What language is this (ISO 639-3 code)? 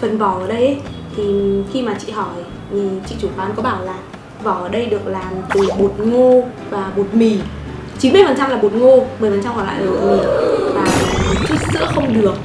vie